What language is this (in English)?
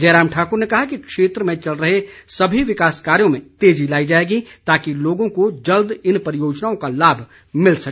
Hindi